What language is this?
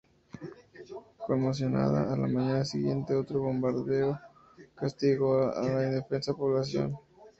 Spanish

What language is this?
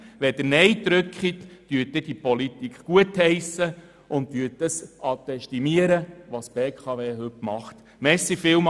Swiss German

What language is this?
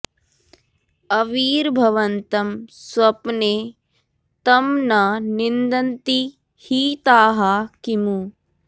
Sanskrit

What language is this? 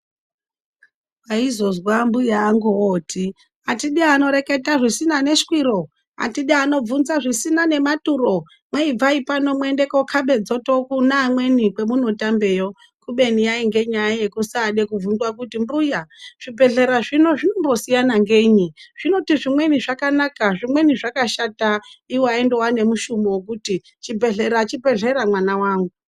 Ndau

